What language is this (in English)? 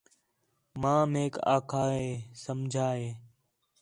Khetrani